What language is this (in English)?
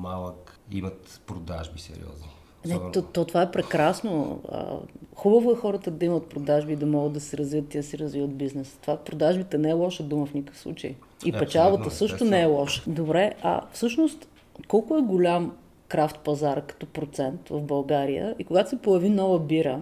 Bulgarian